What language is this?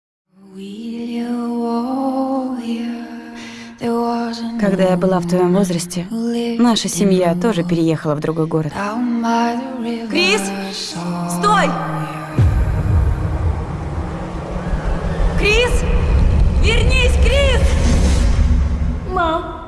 Russian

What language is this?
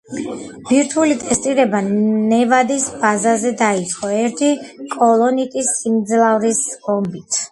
Georgian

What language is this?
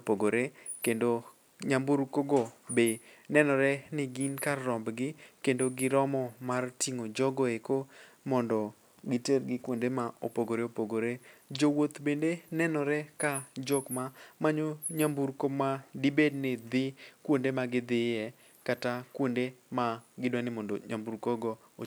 Luo (Kenya and Tanzania)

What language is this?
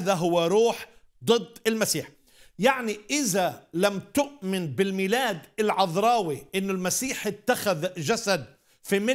Arabic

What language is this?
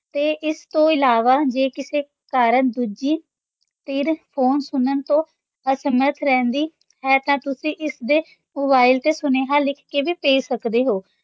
Punjabi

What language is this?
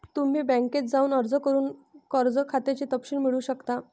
Marathi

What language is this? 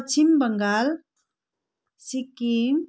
Nepali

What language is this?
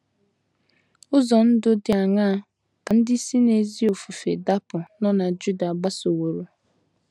Igbo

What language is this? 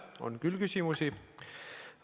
Estonian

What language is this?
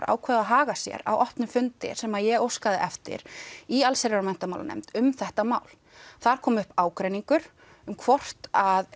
Icelandic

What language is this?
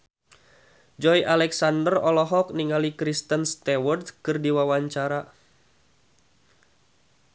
Sundanese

